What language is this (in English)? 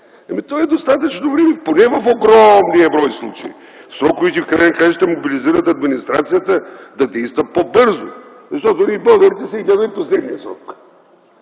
Bulgarian